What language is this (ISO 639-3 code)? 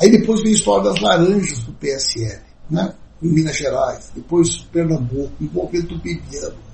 por